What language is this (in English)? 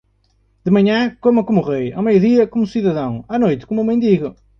Portuguese